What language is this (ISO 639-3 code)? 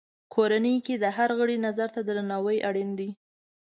pus